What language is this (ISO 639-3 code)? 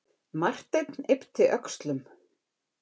isl